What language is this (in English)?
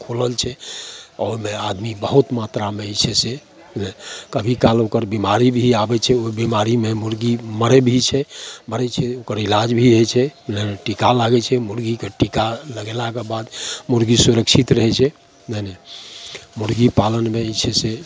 Maithili